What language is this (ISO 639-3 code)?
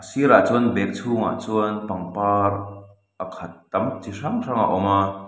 lus